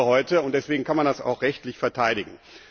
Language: German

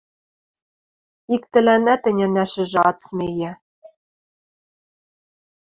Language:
Western Mari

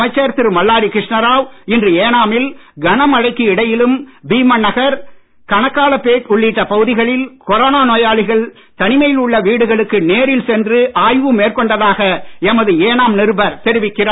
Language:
Tamil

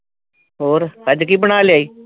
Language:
Punjabi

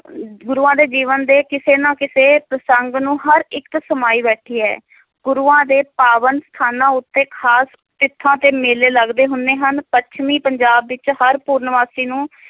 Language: Punjabi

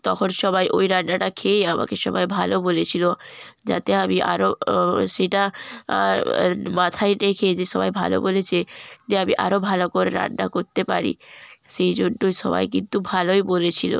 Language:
Bangla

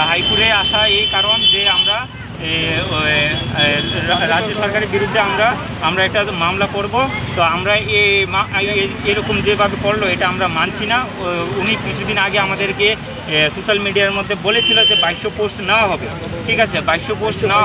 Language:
Hindi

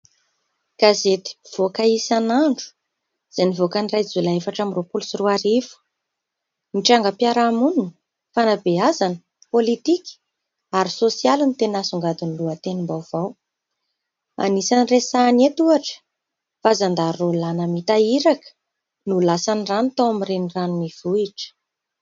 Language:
Malagasy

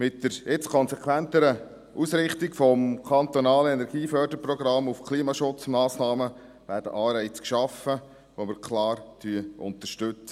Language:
Swiss German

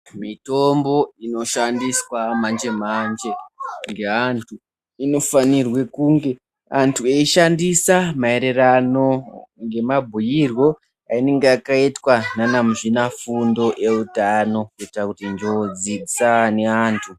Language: Ndau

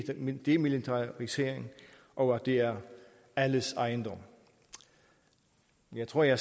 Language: Danish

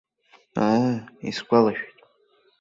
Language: Abkhazian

